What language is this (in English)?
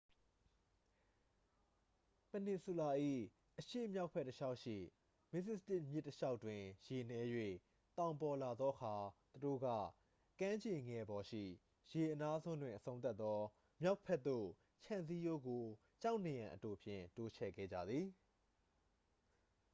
Burmese